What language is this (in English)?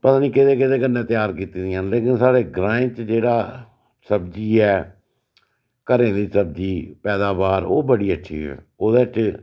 Dogri